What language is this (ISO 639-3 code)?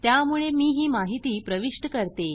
mar